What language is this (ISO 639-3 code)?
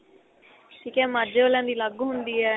pan